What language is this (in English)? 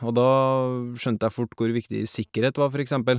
Norwegian